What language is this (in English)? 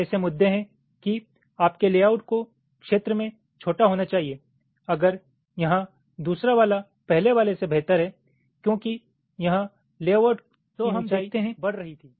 Hindi